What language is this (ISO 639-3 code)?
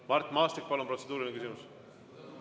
est